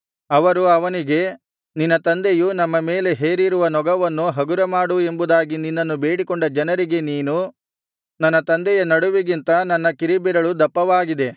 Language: Kannada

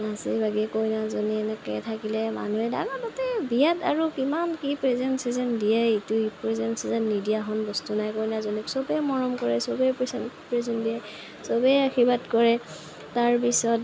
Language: Assamese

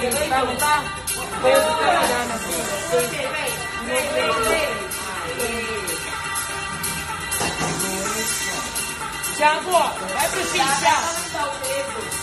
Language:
Portuguese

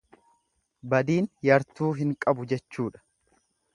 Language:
Oromo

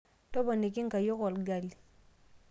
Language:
Masai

